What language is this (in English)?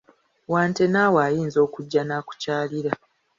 Ganda